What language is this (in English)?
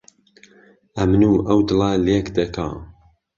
Central Kurdish